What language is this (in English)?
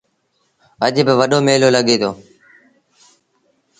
Sindhi Bhil